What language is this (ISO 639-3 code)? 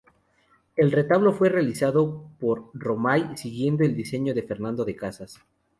spa